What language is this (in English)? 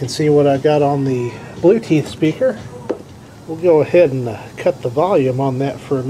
English